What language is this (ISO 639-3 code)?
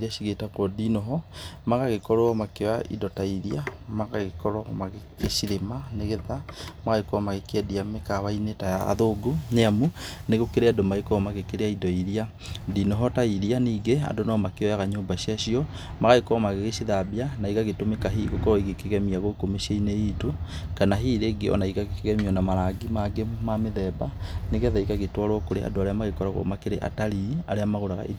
kik